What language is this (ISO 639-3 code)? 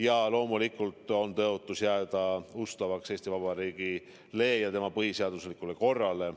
est